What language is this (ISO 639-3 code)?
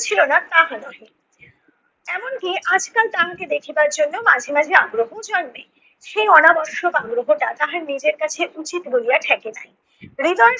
ben